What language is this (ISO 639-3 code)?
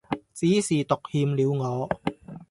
yue